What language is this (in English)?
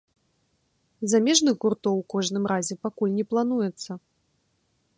Belarusian